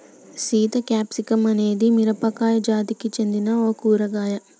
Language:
Telugu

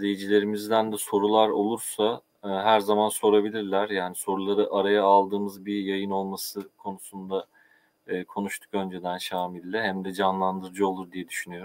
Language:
Turkish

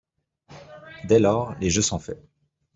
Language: French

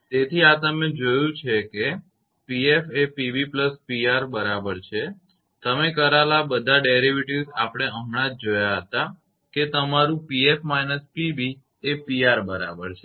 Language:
Gujarati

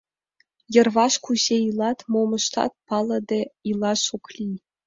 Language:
Mari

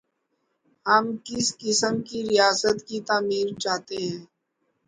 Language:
Urdu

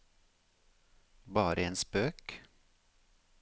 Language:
Norwegian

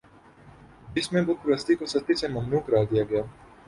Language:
Urdu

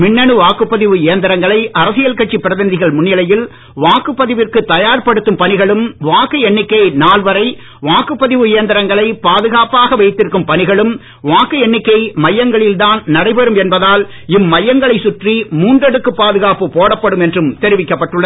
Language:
Tamil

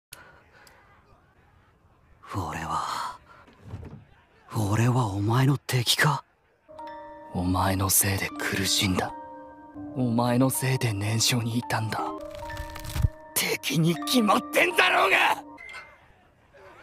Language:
Japanese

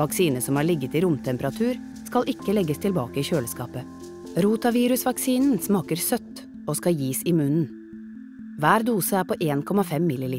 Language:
Norwegian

